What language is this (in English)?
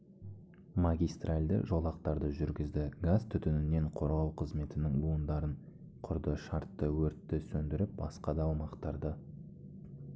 Kazakh